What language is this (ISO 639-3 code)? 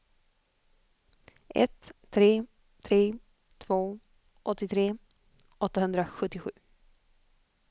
swe